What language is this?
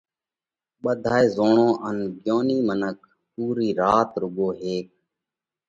Parkari Koli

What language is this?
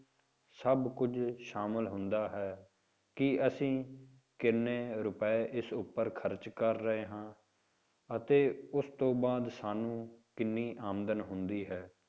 Punjabi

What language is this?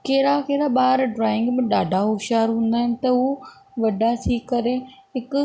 Sindhi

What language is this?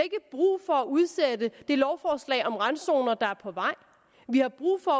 Danish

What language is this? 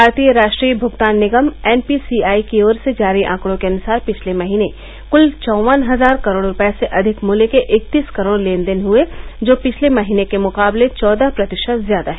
Hindi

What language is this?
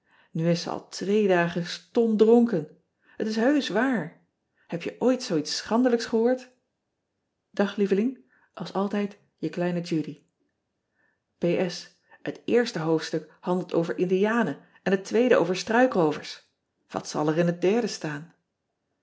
Dutch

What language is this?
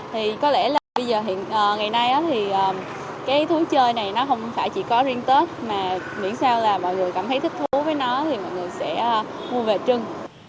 Vietnamese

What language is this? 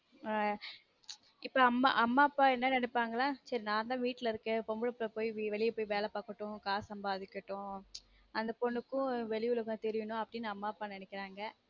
Tamil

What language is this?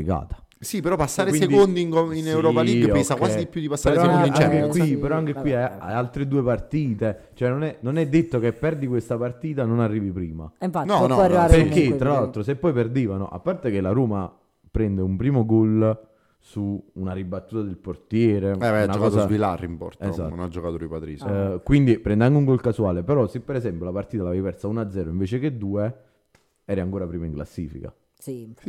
Italian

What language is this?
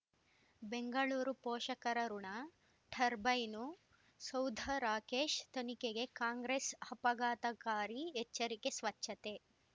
Kannada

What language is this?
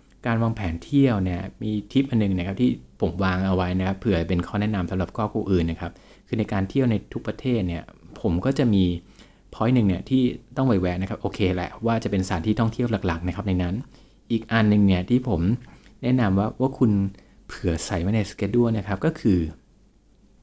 Thai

